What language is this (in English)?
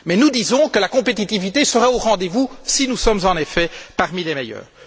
French